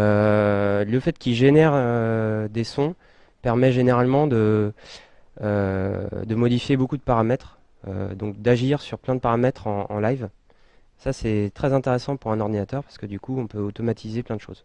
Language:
French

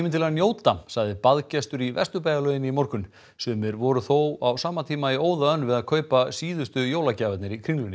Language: Icelandic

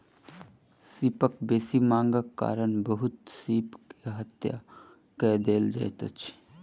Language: Maithili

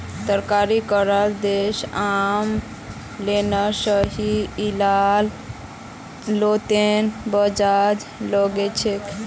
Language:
Magahi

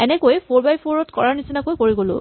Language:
Assamese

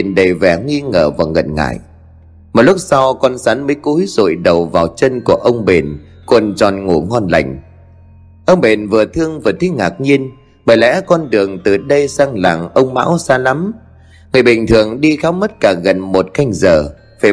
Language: Vietnamese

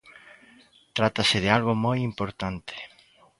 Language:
Galician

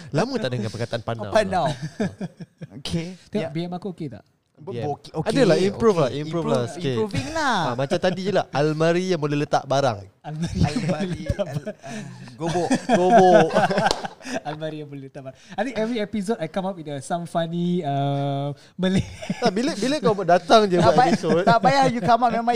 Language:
Malay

